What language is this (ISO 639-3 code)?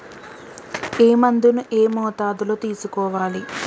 tel